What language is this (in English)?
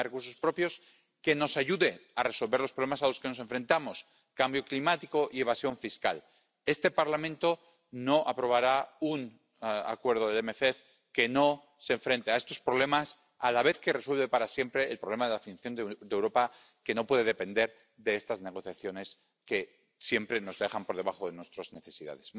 Spanish